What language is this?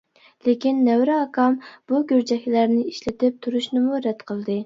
Uyghur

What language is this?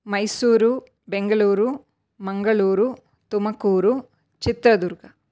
Sanskrit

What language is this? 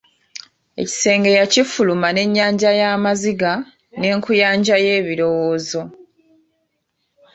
Ganda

